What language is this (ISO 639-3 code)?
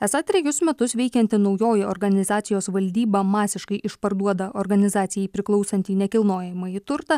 lit